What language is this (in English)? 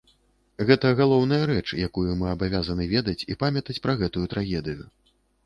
Belarusian